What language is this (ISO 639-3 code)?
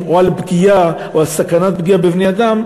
heb